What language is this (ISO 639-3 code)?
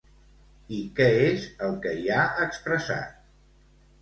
cat